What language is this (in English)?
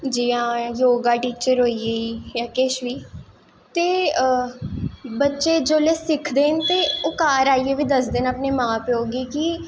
Dogri